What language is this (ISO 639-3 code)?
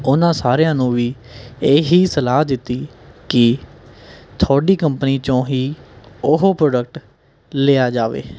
pan